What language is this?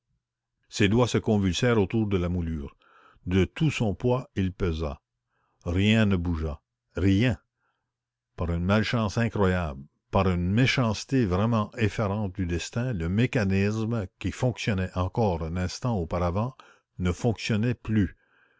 French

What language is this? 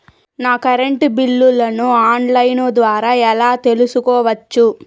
Telugu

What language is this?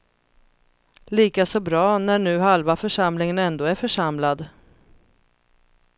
Swedish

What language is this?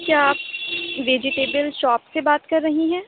Urdu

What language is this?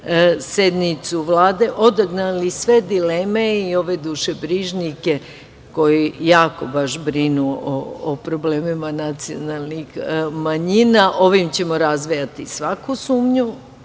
Serbian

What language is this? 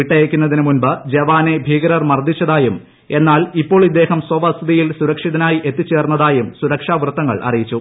Malayalam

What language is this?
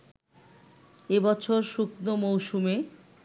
Bangla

